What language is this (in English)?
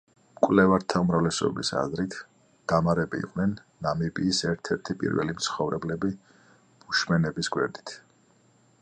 Georgian